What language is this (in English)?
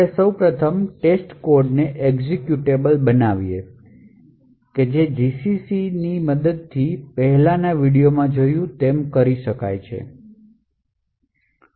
Gujarati